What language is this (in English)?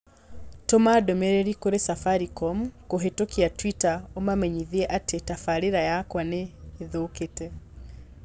Kikuyu